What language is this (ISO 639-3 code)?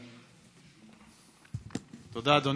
heb